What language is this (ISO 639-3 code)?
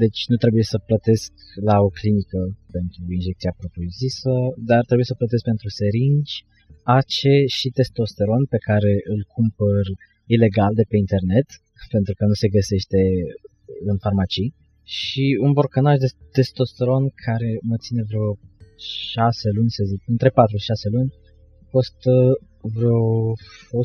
ron